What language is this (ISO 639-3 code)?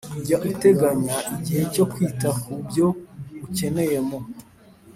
kin